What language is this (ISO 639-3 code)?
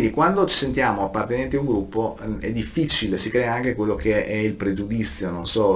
ita